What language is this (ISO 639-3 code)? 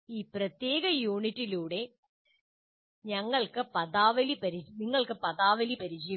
mal